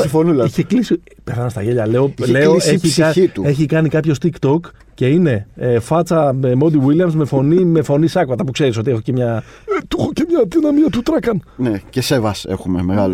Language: Greek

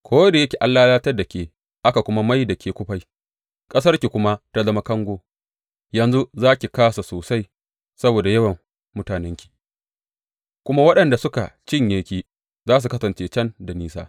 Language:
Hausa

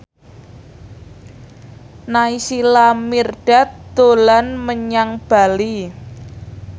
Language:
Javanese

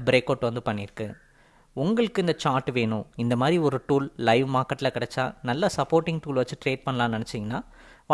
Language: Tamil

